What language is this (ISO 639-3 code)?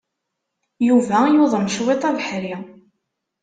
kab